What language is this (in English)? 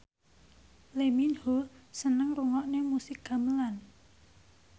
Javanese